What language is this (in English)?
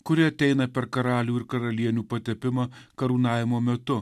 Lithuanian